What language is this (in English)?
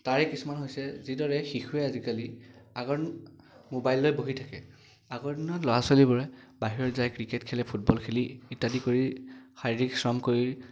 Assamese